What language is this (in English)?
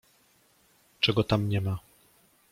Polish